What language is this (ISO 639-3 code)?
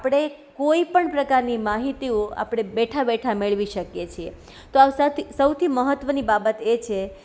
guj